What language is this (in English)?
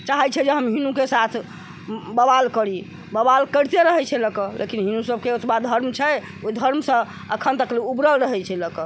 Maithili